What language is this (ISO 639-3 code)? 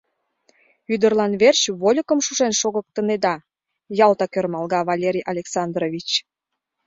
chm